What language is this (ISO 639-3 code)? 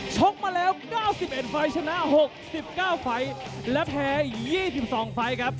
tha